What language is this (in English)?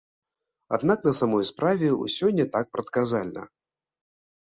Belarusian